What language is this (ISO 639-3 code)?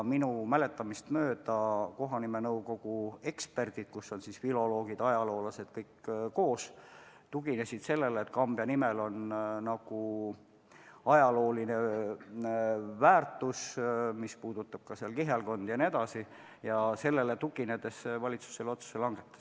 est